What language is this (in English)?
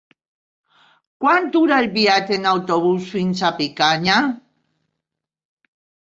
Catalan